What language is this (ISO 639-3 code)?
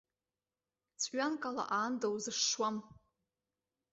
abk